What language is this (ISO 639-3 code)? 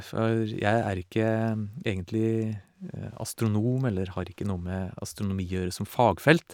nor